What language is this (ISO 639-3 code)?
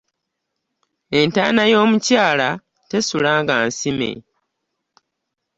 lug